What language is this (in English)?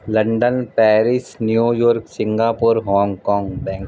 Punjabi